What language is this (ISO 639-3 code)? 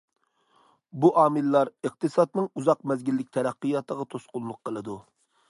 uig